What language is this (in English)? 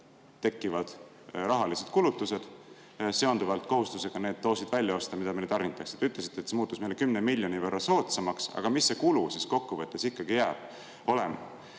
Estonian